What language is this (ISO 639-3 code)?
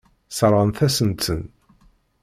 kab